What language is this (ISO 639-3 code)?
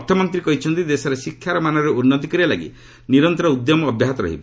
ori